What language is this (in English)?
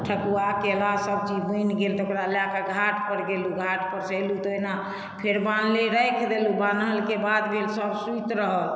Maithili